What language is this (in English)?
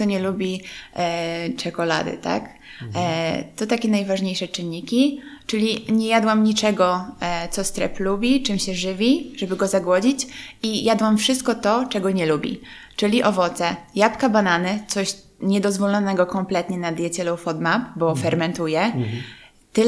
Polish